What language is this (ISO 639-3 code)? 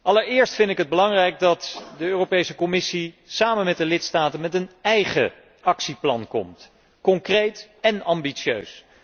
nld